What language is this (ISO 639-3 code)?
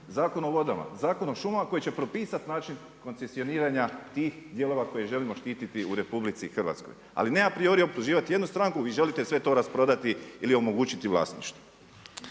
hrv